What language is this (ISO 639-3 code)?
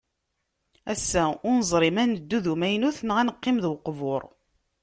kab